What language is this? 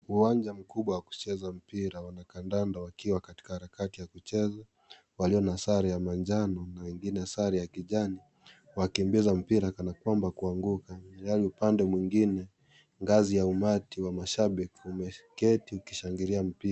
Swahili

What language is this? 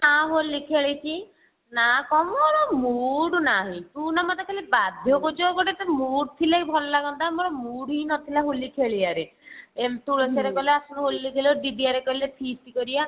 Odia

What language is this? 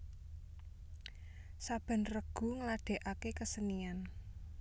Javanese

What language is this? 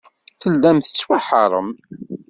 Kabyle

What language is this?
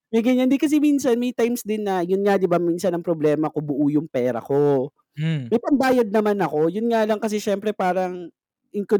Filipino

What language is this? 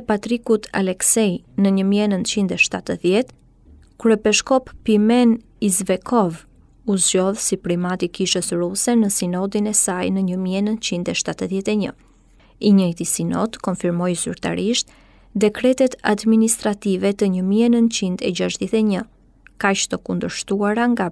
Romanian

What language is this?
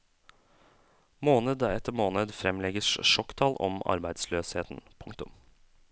Norwegian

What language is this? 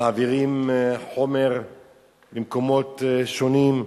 Hebrew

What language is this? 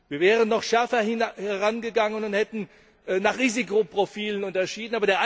German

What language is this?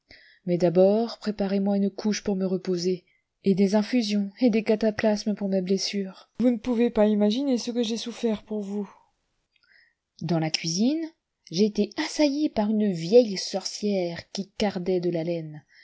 French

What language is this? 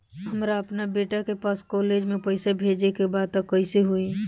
Bhojpuri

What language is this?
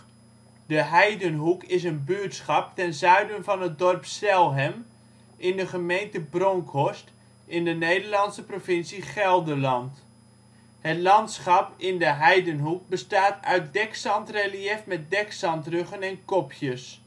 Dutch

